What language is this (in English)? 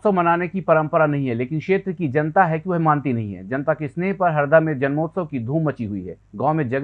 Hindi